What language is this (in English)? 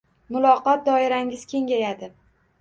Uzbek